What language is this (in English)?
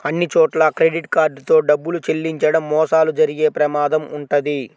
Telugu